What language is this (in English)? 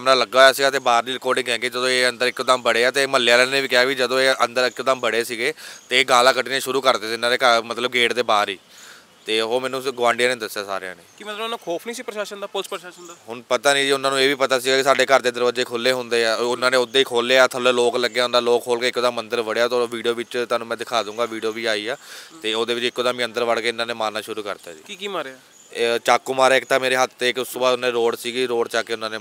Punjabi